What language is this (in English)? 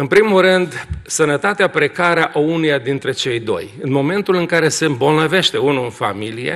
Romanian